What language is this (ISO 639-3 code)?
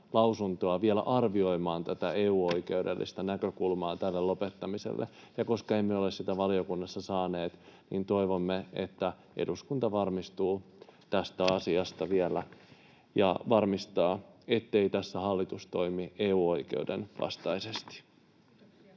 fin